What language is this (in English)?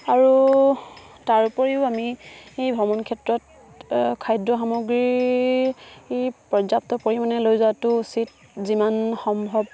Assamese